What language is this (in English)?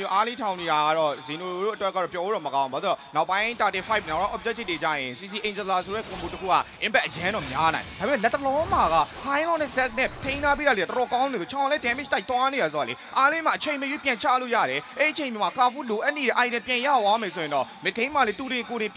English